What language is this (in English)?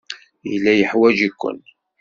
Kabyle